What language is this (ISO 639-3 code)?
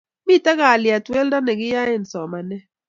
kln